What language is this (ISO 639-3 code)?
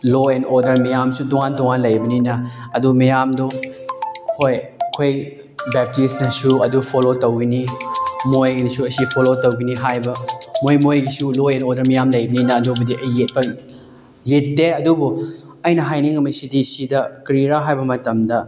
mni